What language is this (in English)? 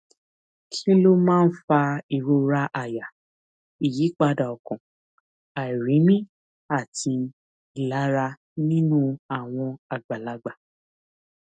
Yoruba